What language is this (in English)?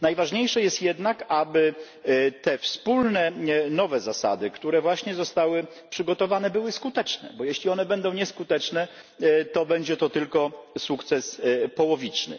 Polish